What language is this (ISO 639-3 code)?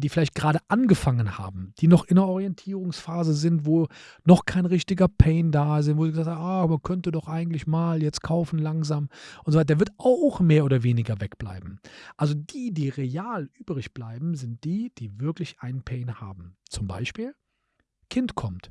deu